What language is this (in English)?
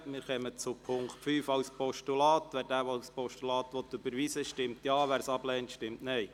Swiss German